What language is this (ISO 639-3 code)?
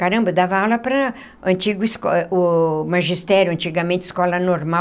por